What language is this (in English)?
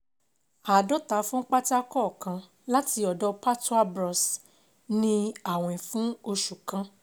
Yoruba